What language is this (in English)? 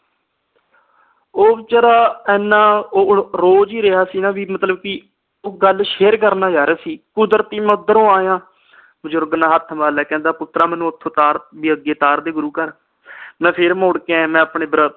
Punjabi